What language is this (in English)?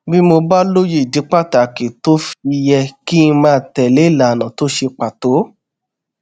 Yoruba